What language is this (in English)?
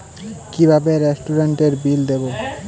Bangla